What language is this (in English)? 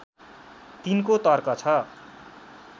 Nepali